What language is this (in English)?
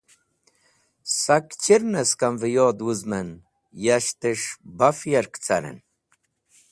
Wakhi